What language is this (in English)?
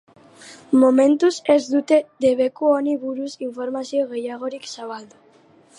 Basque